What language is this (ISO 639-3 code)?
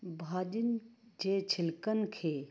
snd